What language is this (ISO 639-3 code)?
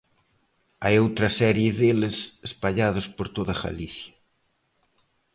glg